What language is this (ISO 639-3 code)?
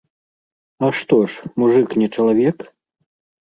bel